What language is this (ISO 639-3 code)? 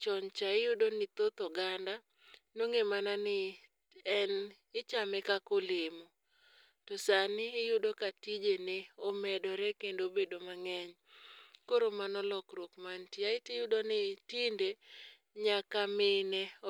luo